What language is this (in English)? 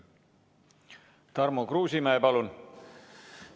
Estonian